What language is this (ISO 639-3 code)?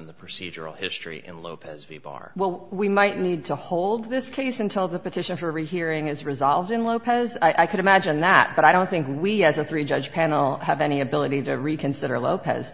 eng